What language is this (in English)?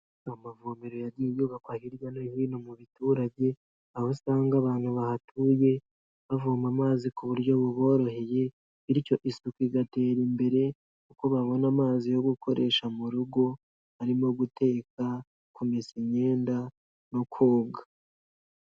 Kinyarwanda